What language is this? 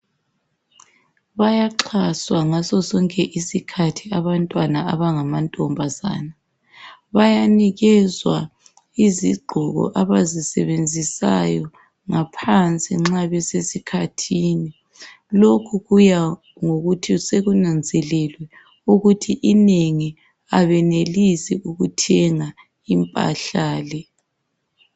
North Ndebele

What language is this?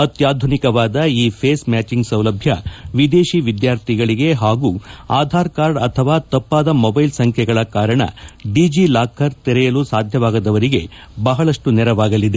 Kannada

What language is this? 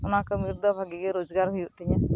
Santali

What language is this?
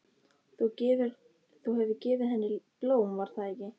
Icelandic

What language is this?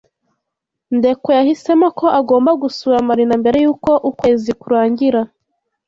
Kinyarwanda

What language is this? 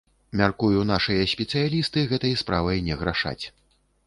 Belarusian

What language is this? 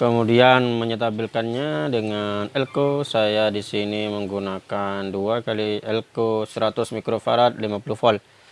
Indonesian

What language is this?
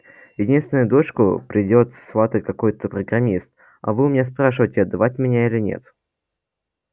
Russian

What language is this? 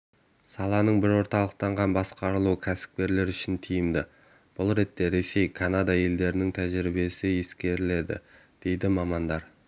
Kazakh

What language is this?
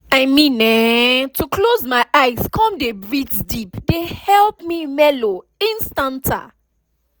Nigerian Pidgin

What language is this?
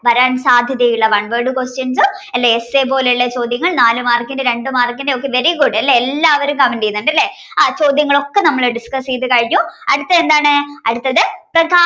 Malayalam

